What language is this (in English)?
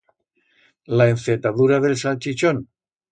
Aragonese